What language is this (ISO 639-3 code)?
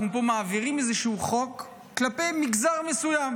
heb